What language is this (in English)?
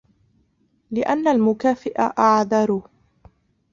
Arabic